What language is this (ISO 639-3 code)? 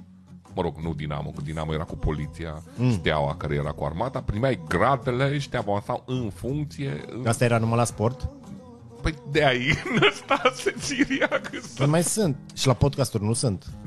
ron